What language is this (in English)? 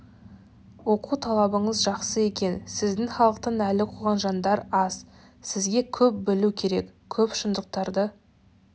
Kazakh